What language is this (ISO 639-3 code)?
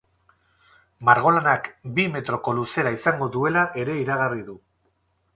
eus